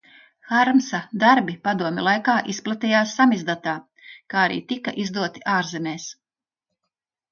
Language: Latvian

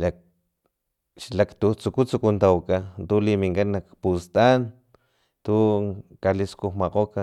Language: Filomena Mata-Coahuitlán Totonac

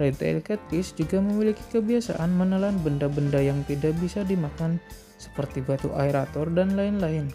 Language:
Indonesian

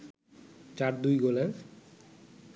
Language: Bangla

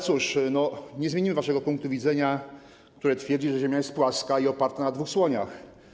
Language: Polish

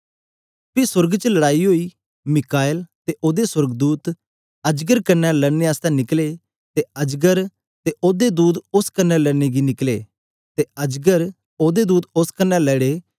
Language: Dogri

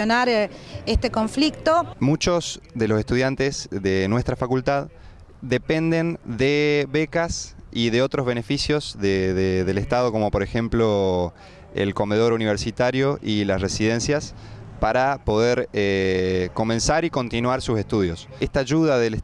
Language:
Spanish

